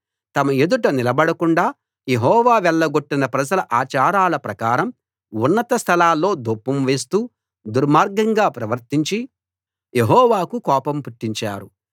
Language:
Telugu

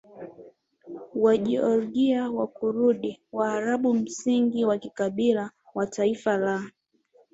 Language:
Swahili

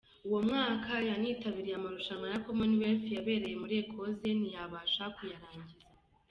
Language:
Kinyarwanda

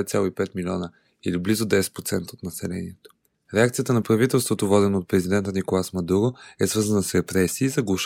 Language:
Bulgarian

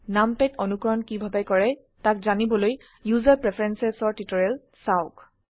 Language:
Assamese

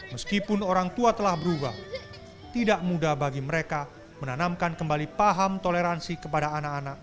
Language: Indonesian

